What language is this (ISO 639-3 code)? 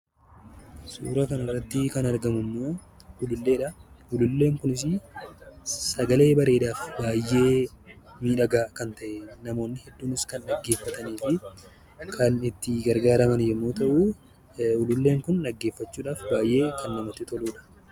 orm